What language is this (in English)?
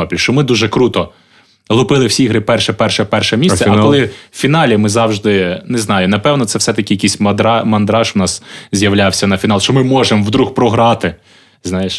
Ukrainian